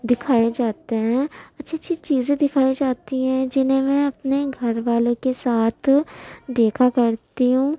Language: Urdu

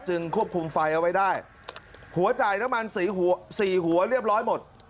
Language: Thai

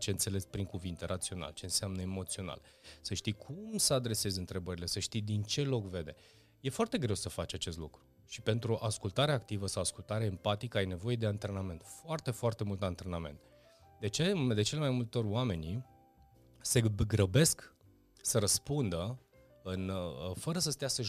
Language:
Romanian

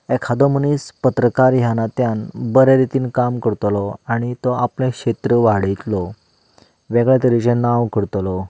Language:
Konkani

